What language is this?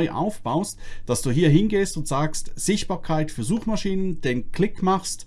German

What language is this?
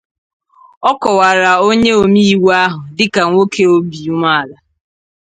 Igbo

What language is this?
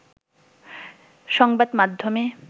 Bangla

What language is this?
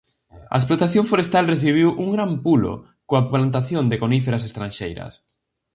Galician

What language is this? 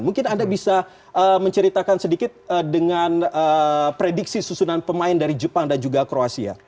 Indonesian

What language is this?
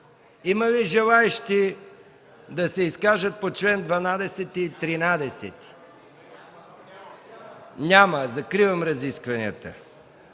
Bulgarian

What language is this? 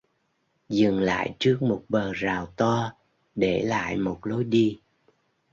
Vietnamese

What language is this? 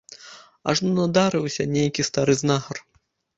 Belarusian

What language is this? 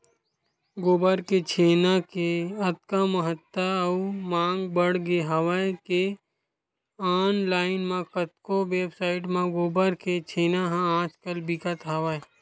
Chhattisgarhi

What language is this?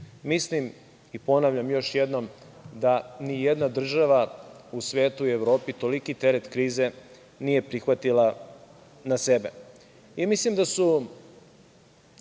Serbian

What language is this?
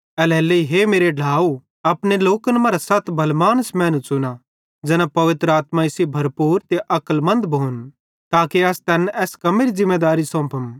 Bhadrawahi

